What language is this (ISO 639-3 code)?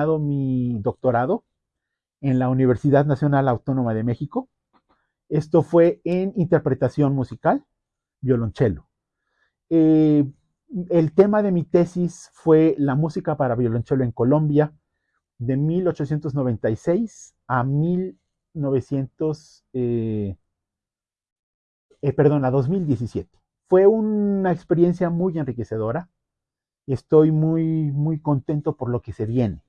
spa